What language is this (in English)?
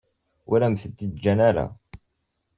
Kabyle